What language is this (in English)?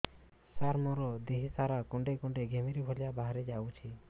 Odia